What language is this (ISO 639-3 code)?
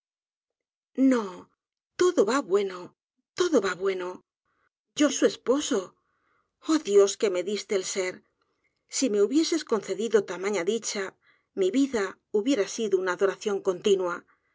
spa